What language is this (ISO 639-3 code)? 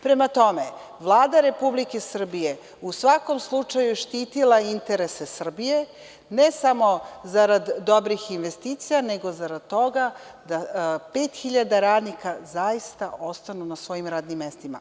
srp